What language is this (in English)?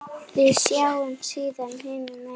Icelandic